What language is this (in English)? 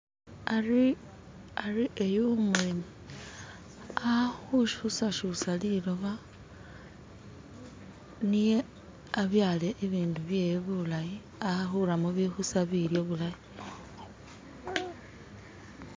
Masaaba